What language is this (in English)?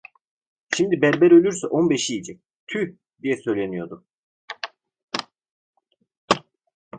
Turkish